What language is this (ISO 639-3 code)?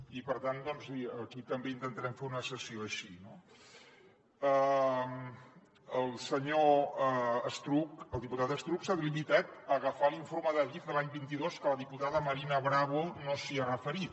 cat